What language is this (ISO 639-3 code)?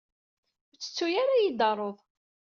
kab